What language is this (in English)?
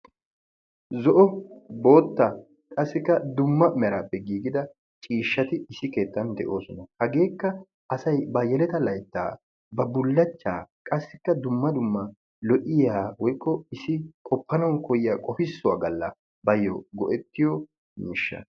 Wolaytta